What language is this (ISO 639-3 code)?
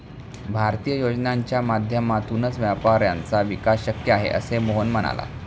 mar